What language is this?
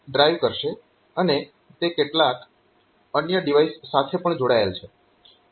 Gujarati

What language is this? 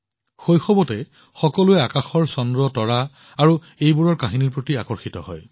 Assamese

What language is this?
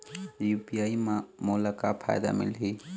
Chhattisgarhi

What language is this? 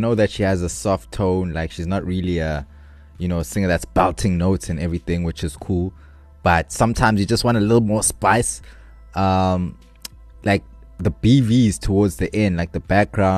English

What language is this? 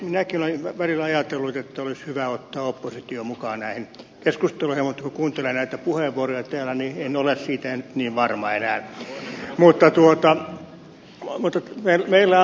Finnish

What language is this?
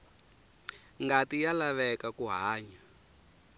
Tsonga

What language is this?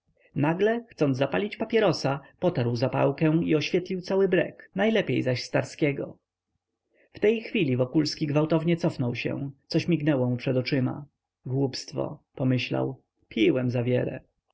Polish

